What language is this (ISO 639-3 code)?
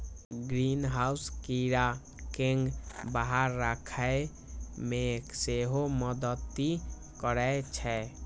mai